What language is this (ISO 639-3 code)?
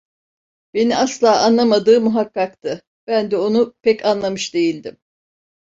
tur